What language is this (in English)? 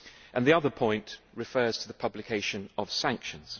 English